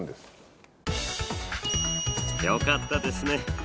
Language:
Japanese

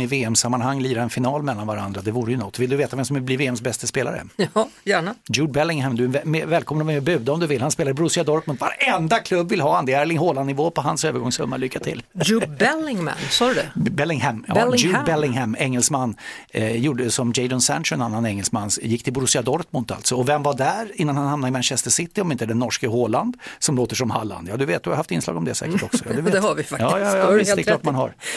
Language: Swedish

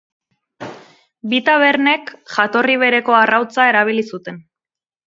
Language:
Basque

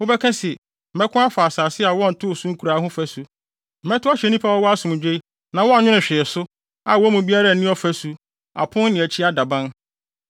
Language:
Akan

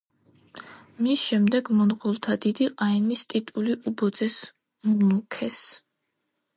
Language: Georgian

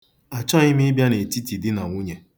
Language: Igbo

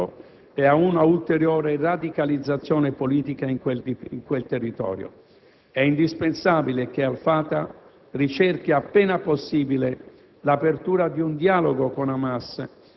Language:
Italian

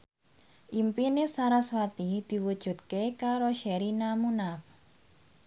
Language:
Javanese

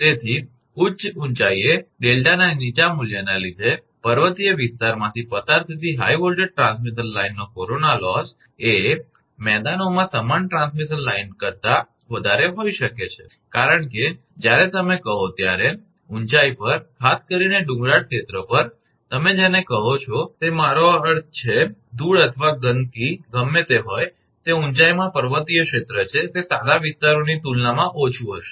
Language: Gujarati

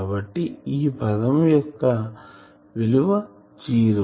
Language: Telugu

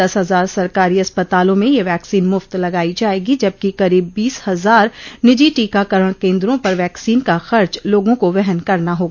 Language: Hindi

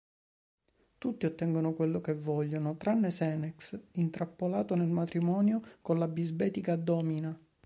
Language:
Italian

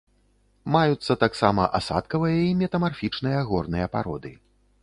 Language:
Belarusian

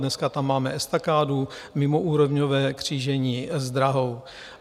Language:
Czech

